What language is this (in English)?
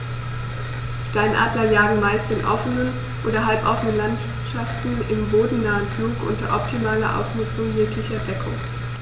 German